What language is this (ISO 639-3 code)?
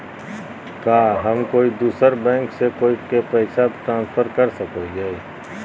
mag